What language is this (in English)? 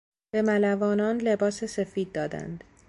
Persian